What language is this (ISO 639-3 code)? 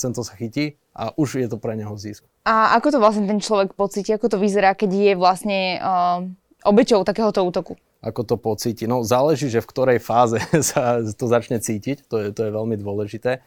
slk